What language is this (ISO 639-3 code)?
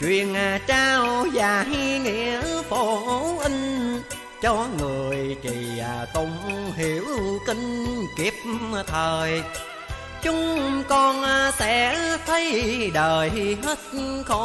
vie